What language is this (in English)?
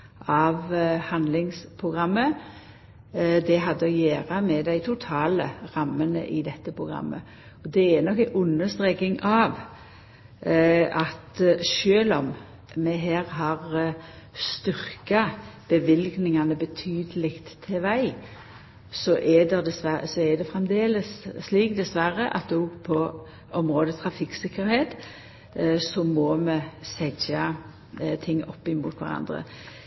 Norwegian Nynorsk